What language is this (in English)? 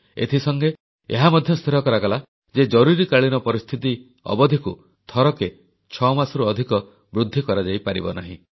Odia